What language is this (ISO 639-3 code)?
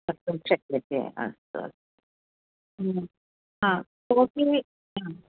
san